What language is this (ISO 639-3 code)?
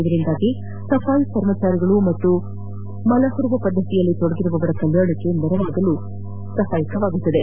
kan